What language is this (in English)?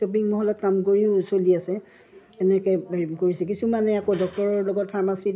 Assamese